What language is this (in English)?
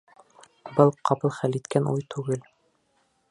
Bashkir